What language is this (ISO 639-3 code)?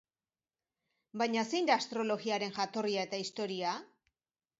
eus